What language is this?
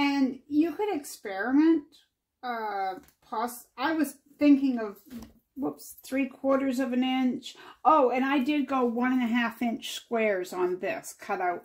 English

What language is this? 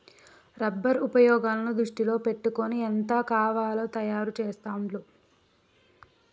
Telugu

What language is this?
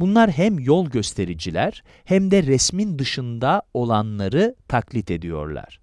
Turkish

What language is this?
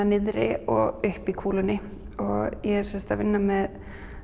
Icelandic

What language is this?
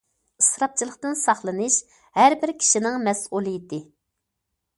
Uyghur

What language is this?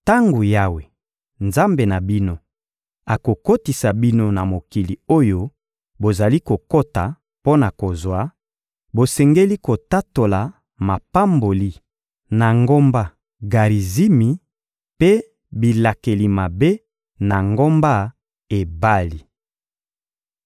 Lingala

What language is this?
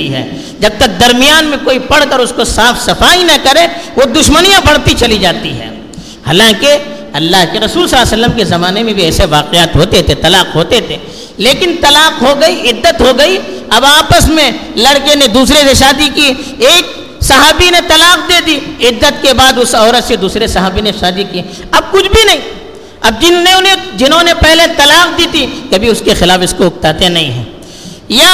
Urdu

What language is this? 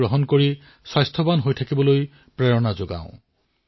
Assamese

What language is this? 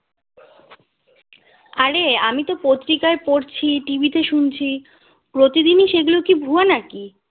Bangla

